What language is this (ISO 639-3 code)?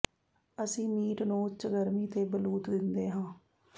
pan